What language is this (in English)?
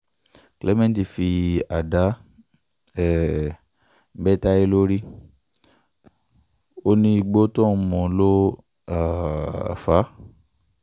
Yoruba